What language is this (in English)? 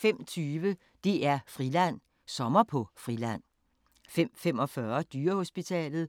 Danish